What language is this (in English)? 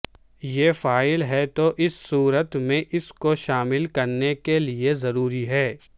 Urdu